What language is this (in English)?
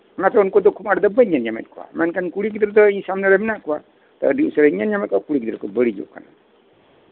Santali